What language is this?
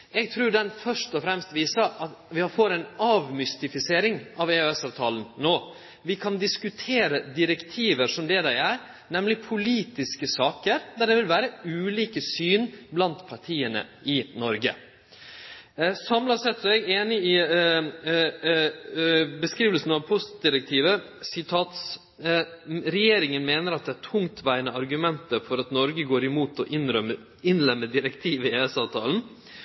Norwegian Nynorsk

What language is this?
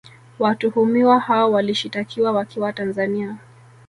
Swahili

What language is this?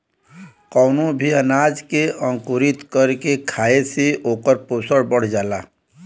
Bhojpuri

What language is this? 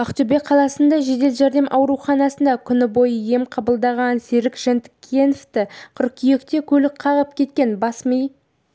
Kazakh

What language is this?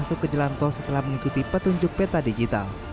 Indonesian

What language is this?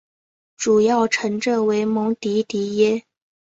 Chinese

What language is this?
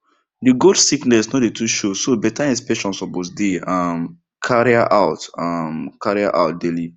Nigerian Pidgin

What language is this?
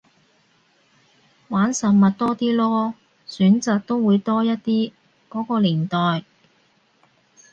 Cantonese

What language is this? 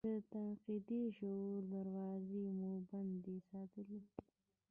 Pashto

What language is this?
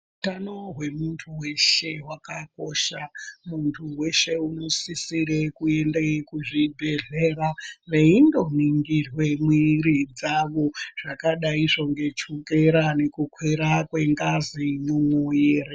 Ndau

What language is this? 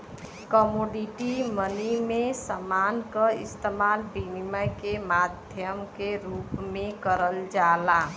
Bhojpuri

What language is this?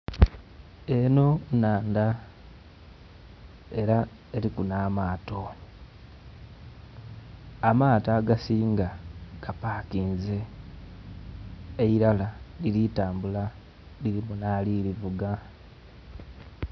Soga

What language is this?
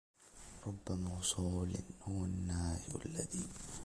Arabic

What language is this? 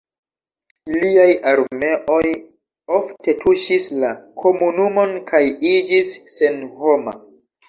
Esperanto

